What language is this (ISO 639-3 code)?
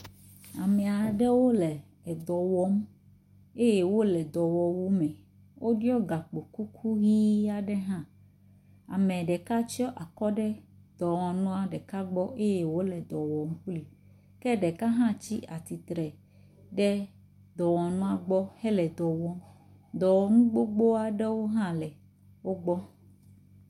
ewe